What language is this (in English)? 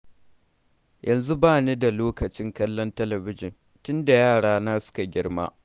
Hausa